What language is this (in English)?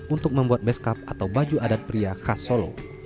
Indonesian